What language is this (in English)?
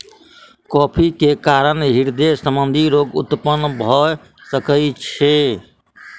Maithili